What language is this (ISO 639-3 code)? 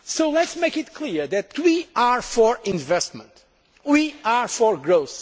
eng